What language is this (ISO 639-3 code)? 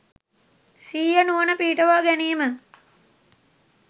sin